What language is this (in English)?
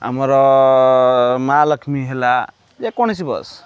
Odia